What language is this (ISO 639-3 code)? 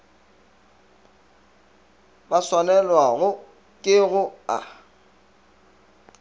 nso